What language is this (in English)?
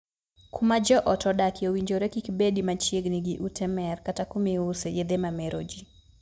Luo (Kenya and Tanzania)